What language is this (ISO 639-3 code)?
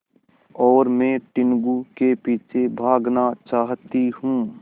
hin